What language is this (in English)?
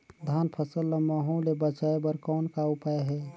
Chhattisgarhi